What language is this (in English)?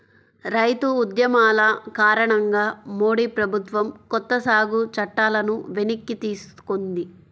Telugu